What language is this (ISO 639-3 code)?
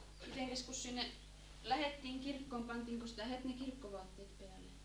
fin